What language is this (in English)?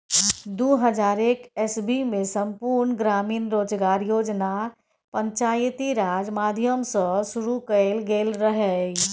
Maithili